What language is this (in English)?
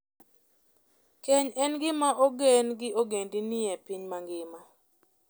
Luo (Kenya and Tanzania)